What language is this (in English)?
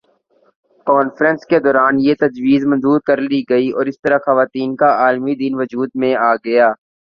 Urdu